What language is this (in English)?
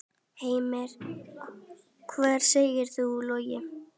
Icelandic